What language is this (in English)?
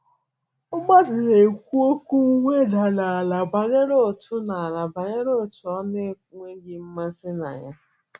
Igbo